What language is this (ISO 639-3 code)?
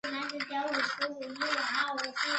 zho